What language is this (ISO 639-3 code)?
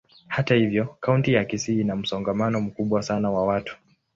swa